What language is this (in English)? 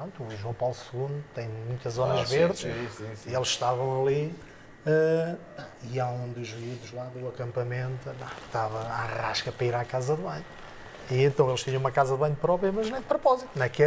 Portuguese